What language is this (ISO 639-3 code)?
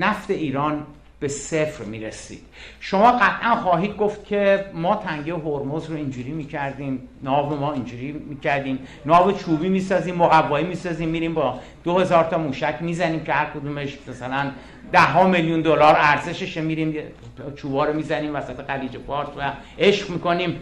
fas